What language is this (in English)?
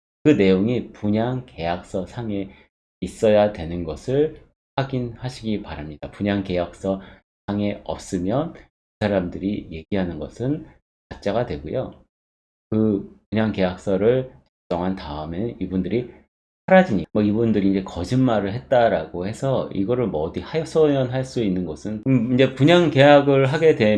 Korean